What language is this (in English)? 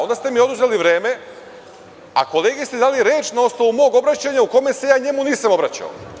Serbian